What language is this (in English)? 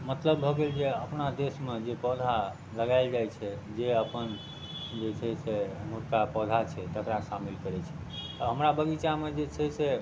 Maithili